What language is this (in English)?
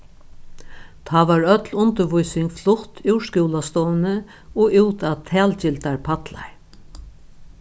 Faroese